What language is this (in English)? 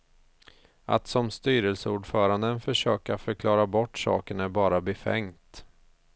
Swedish